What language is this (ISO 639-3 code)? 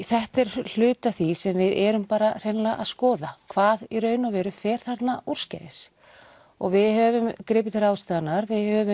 isl